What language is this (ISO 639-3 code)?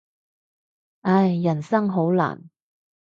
yue